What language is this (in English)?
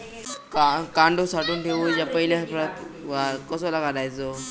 Marathi